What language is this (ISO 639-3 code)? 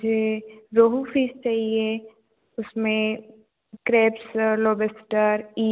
hin